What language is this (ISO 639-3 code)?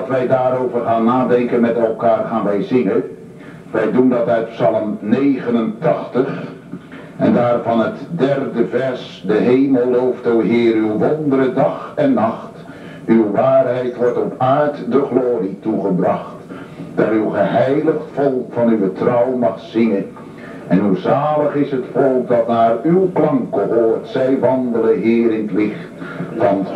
nld